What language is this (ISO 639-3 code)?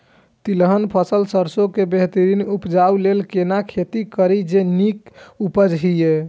mai